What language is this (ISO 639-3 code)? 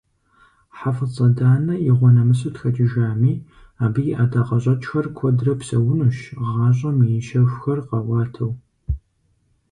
kbd